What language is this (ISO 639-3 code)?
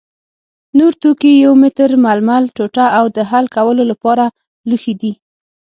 pus